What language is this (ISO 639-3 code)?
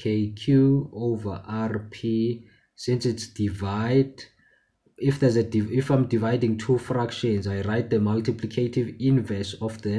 eng